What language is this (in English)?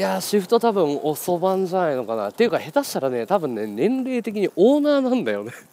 Japanese